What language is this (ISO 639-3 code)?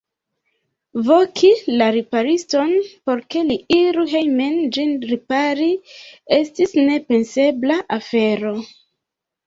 epo